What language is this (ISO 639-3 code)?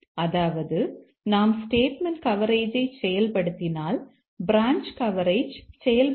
tam